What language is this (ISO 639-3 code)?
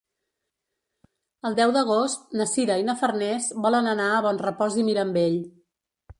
cat